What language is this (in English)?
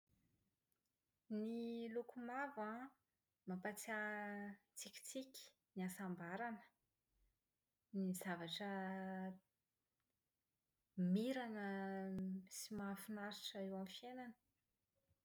Malagasy